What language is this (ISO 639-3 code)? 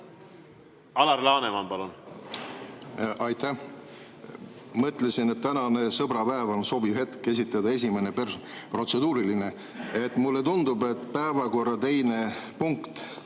est